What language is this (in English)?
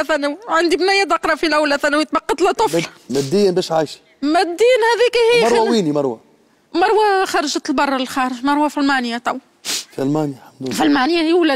Arabic